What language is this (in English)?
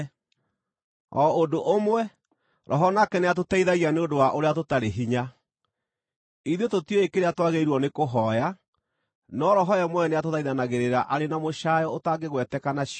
Kikuyu